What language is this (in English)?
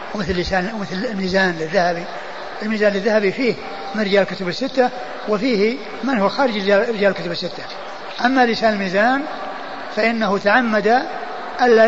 Arabic